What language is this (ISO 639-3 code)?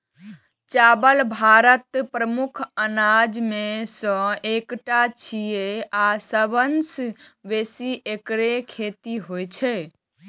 mai